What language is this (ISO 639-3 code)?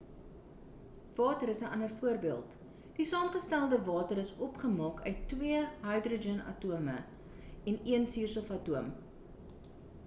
afr